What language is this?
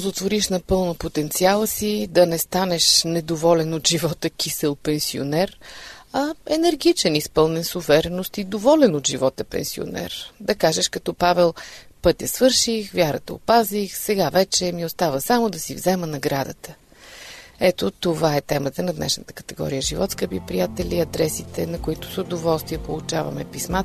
Bulgarian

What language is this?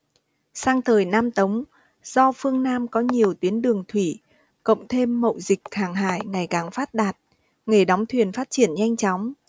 Vietnamese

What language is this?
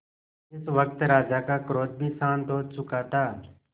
Hindi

